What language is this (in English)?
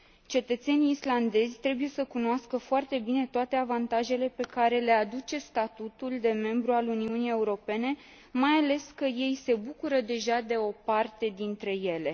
Romanian